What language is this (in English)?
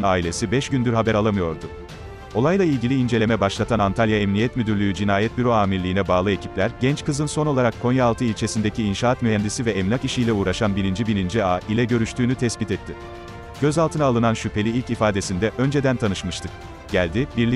Turkish